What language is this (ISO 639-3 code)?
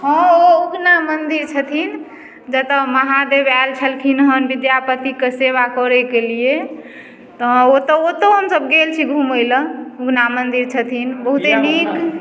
mai